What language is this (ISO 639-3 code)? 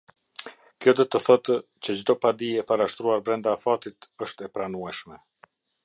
sqi